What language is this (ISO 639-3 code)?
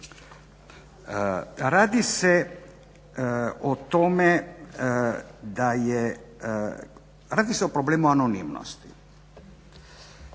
hrv